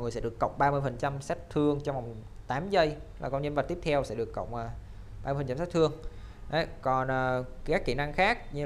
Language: Vietnamese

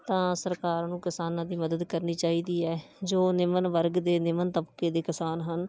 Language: Punjabi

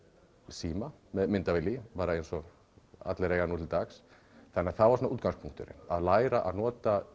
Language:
Icelandic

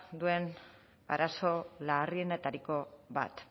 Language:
Basque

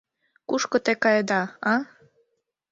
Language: Mari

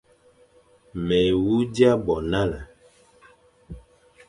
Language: Fang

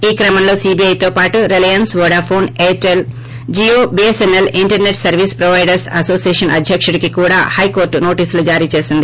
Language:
Telugu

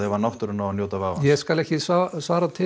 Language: Icelandic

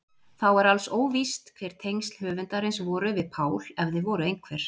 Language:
Icelandic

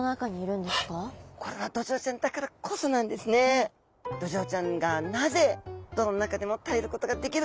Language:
Japanese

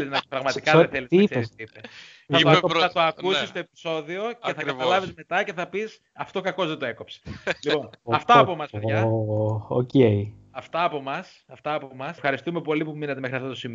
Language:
Greek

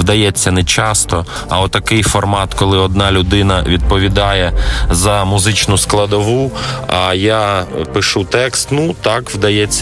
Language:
Ukrainian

